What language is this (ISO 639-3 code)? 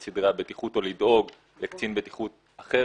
heb